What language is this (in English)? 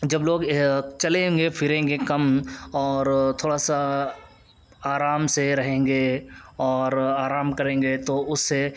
Urdu